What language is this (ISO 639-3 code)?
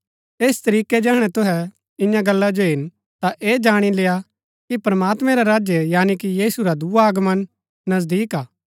gbk